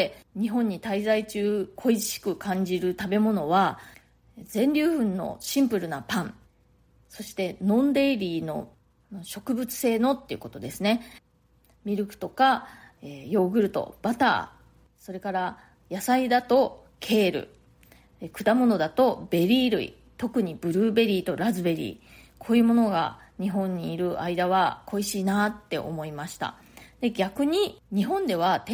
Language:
Japanese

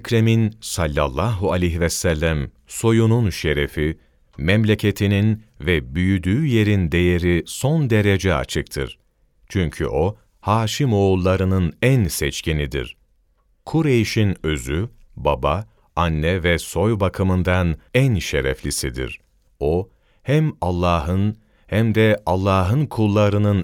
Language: Turkish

